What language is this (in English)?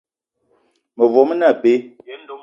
Eton (Cameroon)